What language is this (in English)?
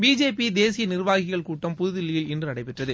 Tamil